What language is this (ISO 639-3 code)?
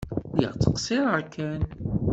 kab